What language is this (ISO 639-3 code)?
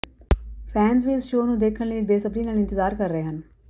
pan